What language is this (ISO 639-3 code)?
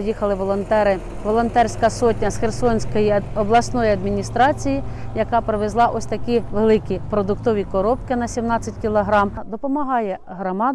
ukr